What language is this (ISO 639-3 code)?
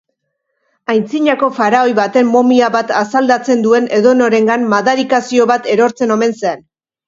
eus